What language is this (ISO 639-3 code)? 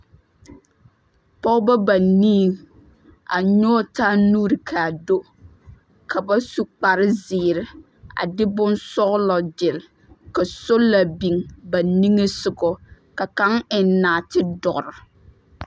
dga